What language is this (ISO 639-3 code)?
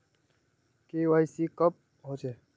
mag